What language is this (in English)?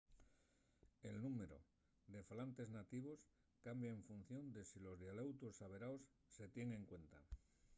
Asturian